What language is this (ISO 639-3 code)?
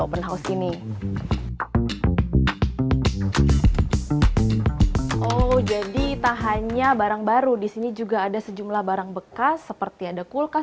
ind